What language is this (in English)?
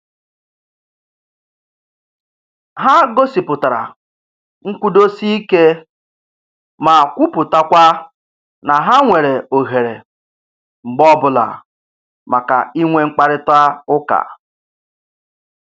Igbo